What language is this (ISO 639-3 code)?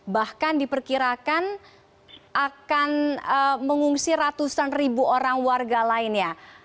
ind